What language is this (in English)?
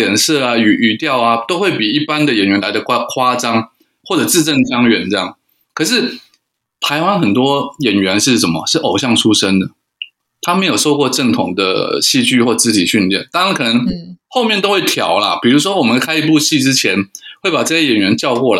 Chinese